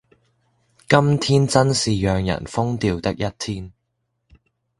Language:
Cantonese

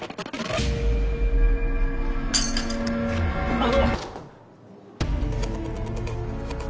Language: Japanese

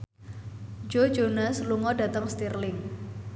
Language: Javanese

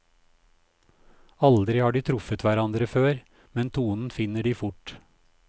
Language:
Norwegian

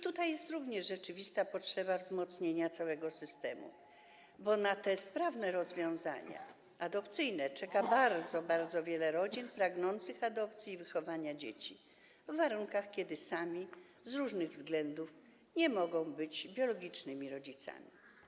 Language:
Polish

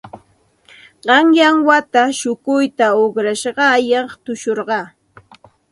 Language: Santa Ana de Tusi Pasco Quechua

